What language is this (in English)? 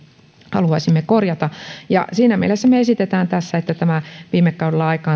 Finnish